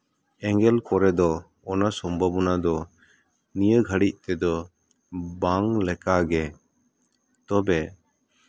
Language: Santali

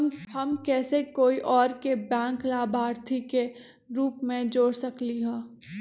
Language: Magahi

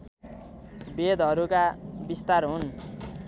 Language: Nepali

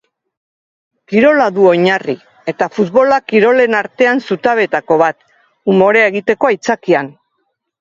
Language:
Basque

